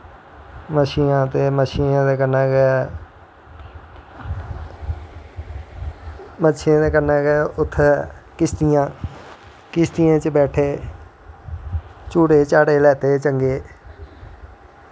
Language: Dogri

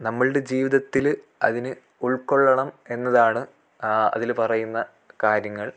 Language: Malayalam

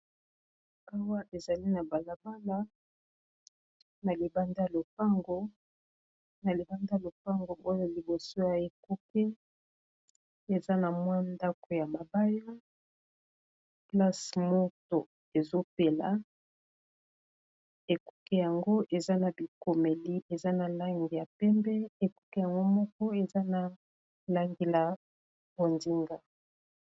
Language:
Lingala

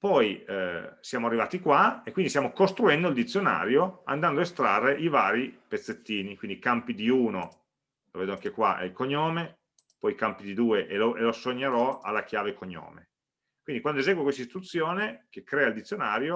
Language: Italian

